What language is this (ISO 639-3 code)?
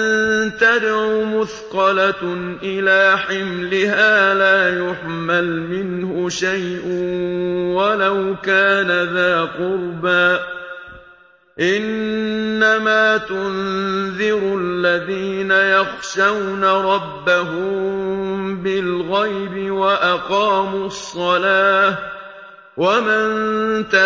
ara